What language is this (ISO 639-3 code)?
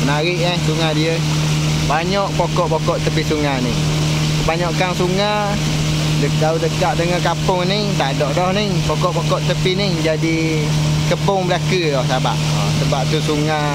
msa